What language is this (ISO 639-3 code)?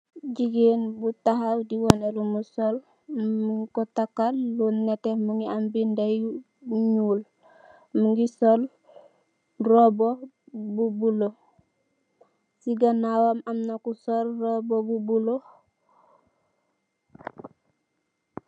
wol